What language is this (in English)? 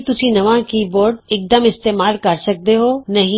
Punjabi